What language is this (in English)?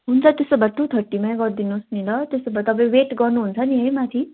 Nepali